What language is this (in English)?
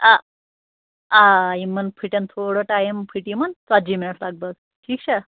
Kashmiri